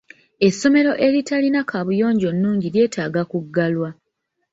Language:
Ganda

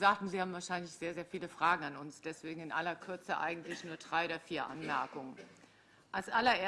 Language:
German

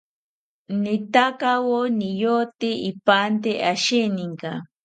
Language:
South Ucayali Ashéninka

